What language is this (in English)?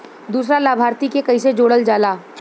Bhojpuri